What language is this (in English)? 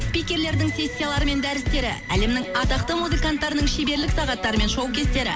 Kazakh